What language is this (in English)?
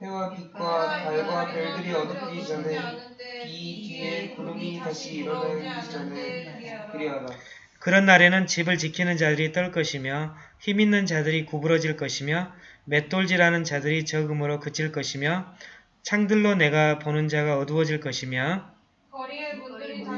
Korean